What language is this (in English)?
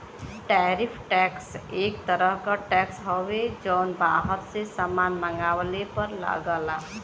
Bhojpuri